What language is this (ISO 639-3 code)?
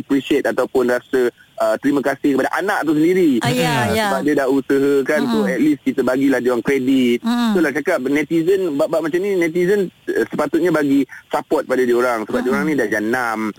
msa